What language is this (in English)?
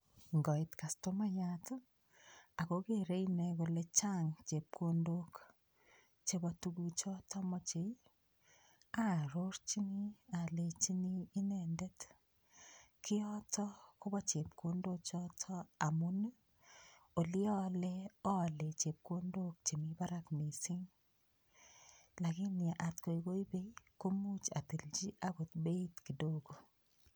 Kalenjin